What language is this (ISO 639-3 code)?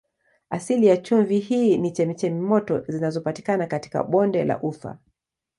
swa